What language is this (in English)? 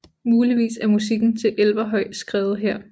Danish